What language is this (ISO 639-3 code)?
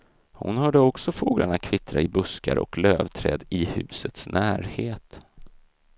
swe